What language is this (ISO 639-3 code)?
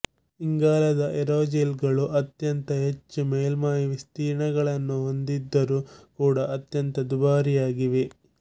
kan